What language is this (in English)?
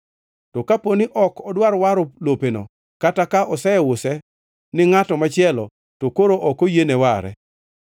Luo (Kenya and Tanzania)